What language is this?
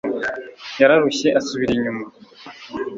Kinyarwanda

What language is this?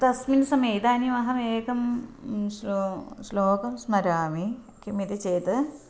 Sanskrit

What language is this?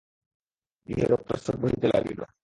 Bangla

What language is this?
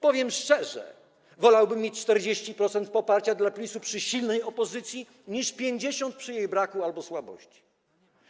Polish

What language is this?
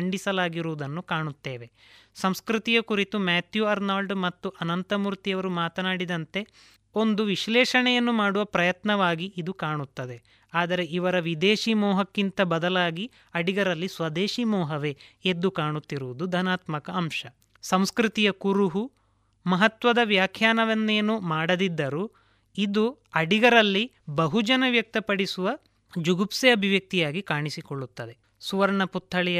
Kannada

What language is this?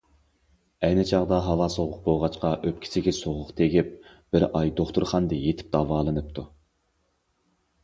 Uyghur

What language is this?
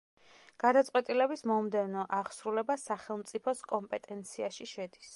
Georgian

